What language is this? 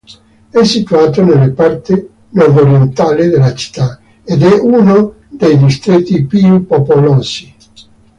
Italian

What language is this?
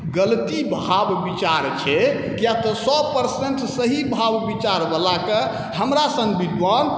Maithili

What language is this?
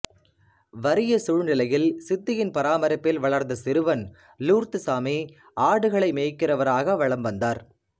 Tamil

